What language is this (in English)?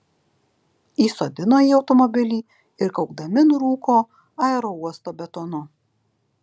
Lithuanian